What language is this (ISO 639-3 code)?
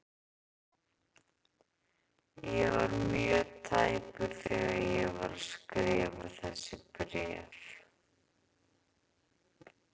isl